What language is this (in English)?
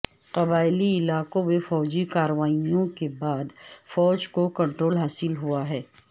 Urdu